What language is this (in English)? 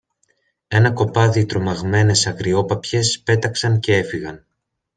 Greek